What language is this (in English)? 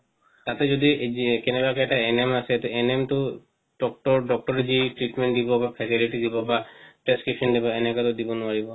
Assamese